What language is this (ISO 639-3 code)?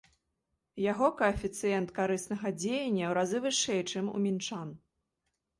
bel